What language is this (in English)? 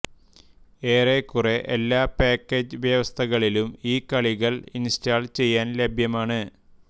Malayalam